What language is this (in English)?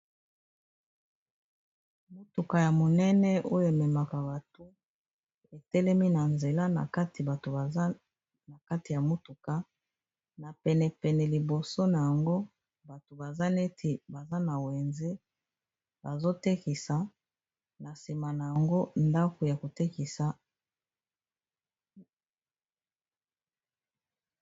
Lingala